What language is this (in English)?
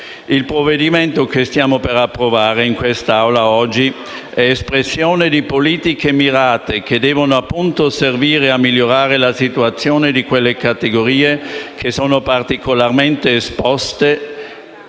Italian